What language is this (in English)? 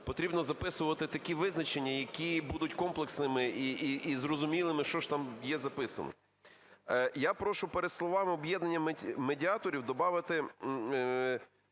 Ukrainian